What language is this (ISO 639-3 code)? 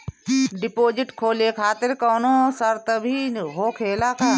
bho